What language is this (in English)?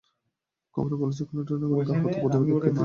Bangla